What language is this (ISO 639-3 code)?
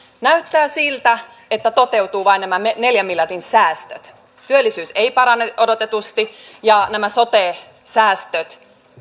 fin